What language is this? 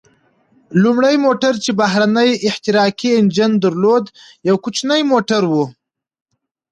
Pashto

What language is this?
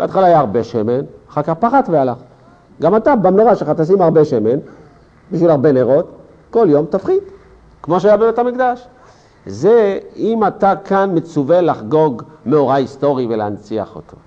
Hebrew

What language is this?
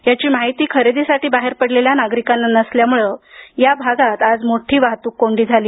Marathi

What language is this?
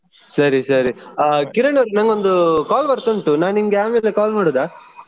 Kannada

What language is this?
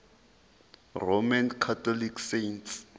Zulu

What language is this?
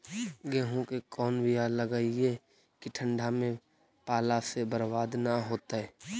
Magahi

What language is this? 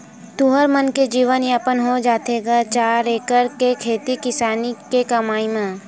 Chhattisgarhi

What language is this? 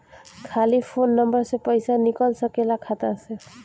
Bhojpuri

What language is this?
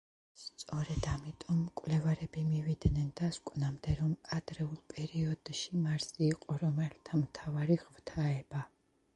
Georgian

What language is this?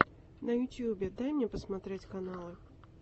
Russian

